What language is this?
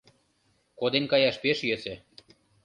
Mari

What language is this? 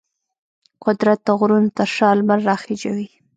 Pashto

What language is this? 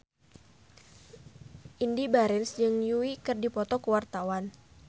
Sundanese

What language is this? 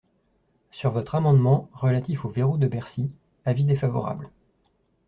French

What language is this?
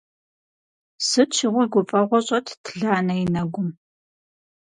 Kabardian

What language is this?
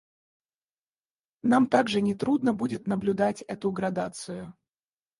Russian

